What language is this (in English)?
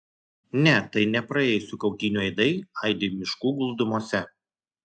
Lithuanian